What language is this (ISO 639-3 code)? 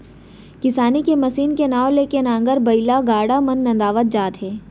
hne